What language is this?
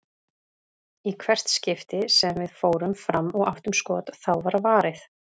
Icelandic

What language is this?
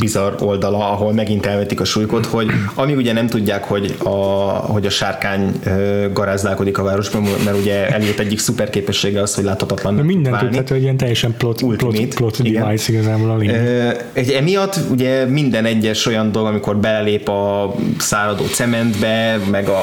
Hungarian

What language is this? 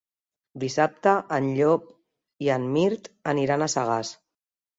Catalan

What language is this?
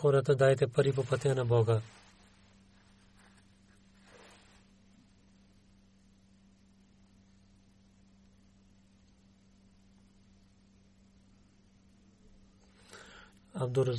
Bulgarian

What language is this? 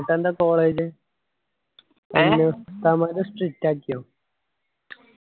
Malayalam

